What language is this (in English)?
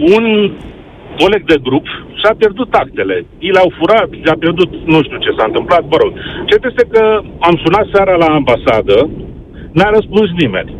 Romanian